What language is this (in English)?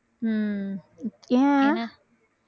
Tamil